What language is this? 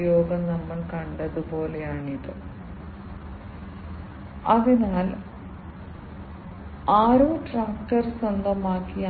Malayalam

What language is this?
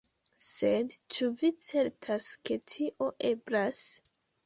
Esperanto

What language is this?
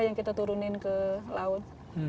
Indonesian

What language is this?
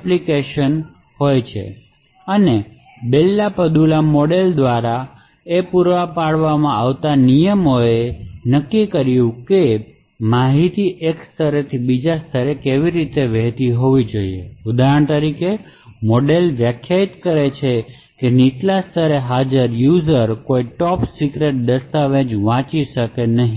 Gujarati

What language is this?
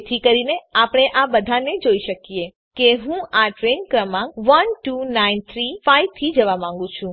Gujarati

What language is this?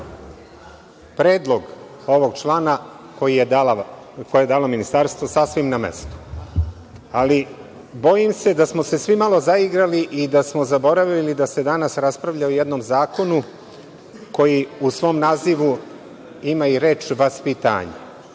Serbian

